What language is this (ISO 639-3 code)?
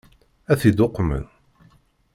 kab